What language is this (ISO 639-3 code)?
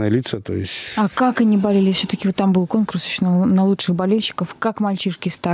rus